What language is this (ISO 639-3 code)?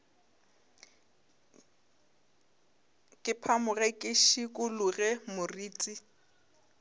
nso